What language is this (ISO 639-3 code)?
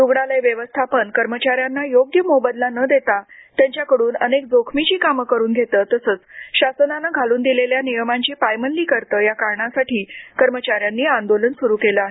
mar